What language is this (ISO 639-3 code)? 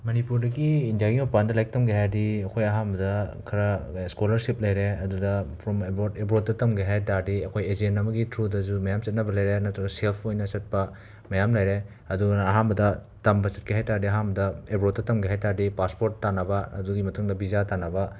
mni